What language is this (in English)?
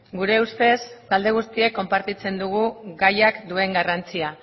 Basque